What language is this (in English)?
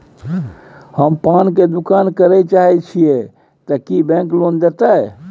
Maithili